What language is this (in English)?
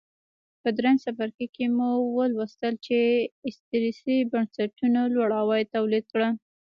Pashto